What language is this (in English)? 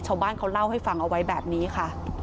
Thai